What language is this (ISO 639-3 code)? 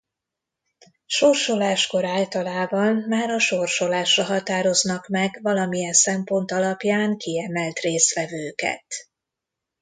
hun